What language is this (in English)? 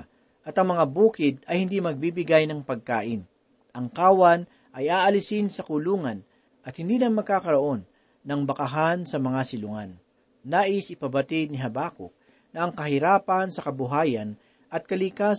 Filipino